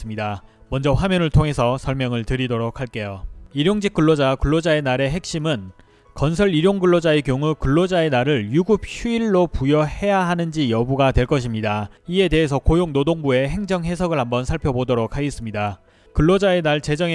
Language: Korean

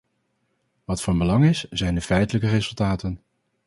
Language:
Dutch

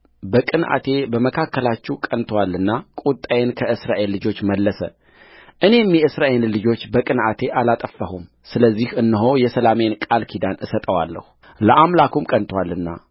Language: Amharic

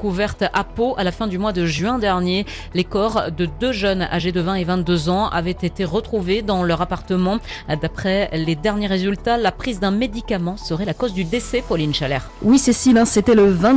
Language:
French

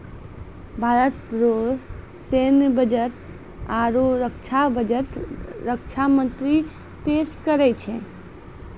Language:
Maithili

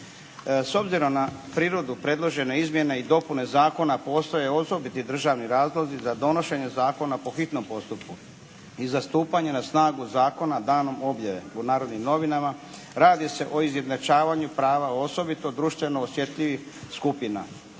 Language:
Croatian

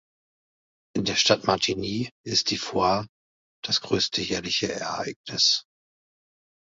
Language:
German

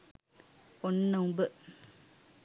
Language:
Sinhala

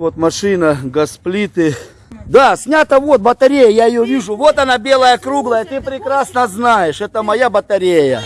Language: Russian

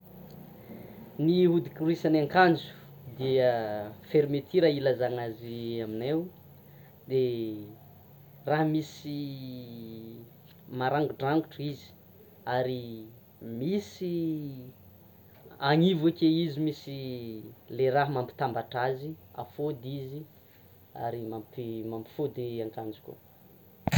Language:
Tsimihety Malagasy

